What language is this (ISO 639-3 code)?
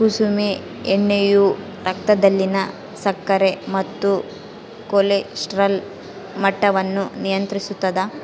kan